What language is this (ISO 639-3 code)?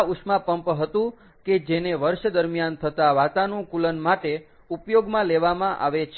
guj